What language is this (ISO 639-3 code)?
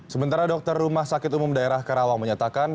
ind